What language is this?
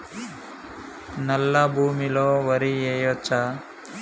Telugu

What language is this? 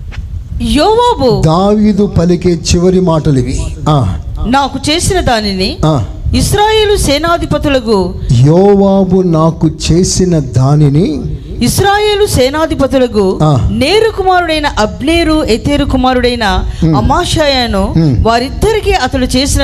Telugu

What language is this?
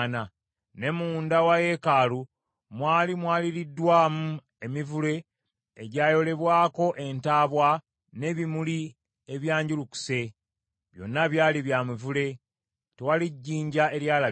Ganda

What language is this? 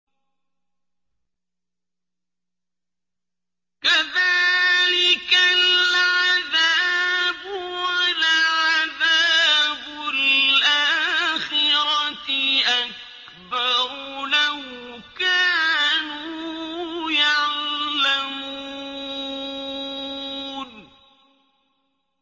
Arabic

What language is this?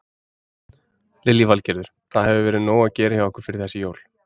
Icelandic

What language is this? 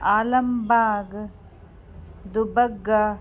Sindhi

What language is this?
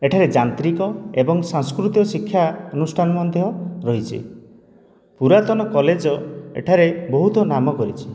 Odia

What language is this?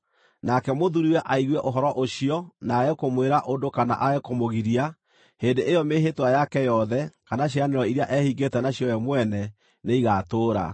Kikuyu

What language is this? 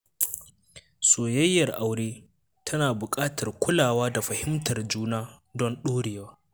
Hausa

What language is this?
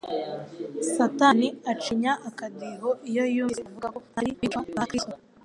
Kinyarwanda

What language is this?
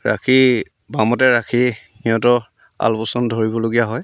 Assamese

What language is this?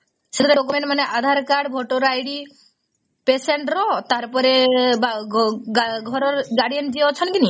Odia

